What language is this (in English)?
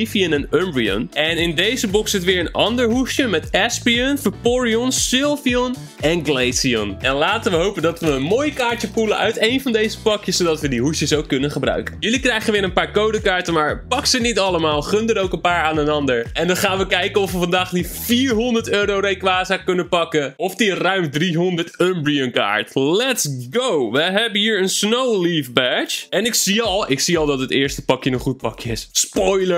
Dutch